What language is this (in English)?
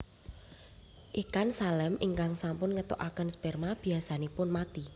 Javanese